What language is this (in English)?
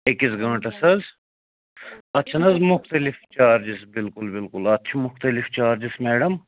Kashmiri